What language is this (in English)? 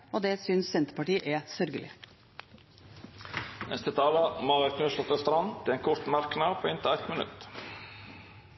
Norwegian